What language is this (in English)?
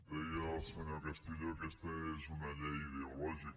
Catalan